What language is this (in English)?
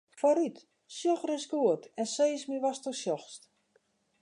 Western Frisian